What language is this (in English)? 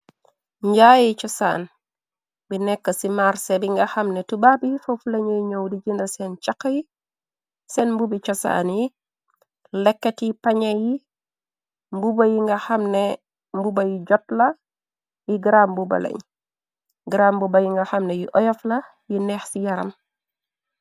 Wolof